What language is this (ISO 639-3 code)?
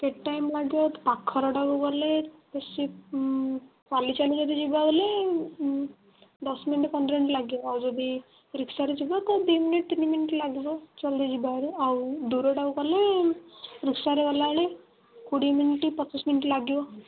ori